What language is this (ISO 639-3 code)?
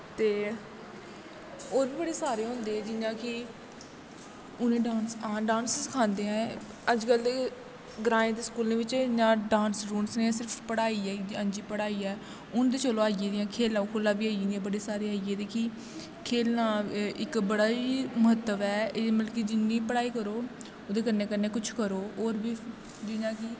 doi